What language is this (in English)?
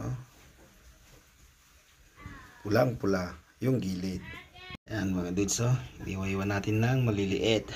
Filipino